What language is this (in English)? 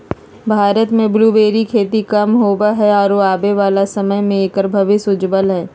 Magahi